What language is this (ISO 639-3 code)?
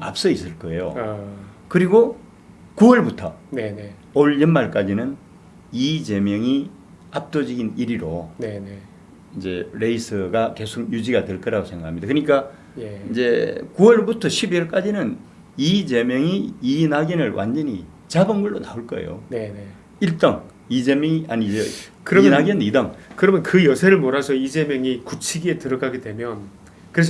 kor